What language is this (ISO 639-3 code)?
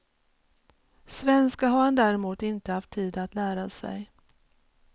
swe